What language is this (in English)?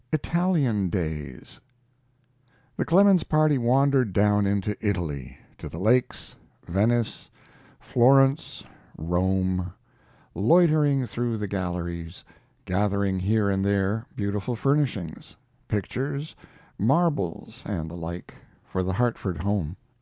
English